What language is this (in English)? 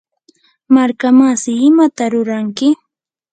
Yanahuanca Pasco Quechua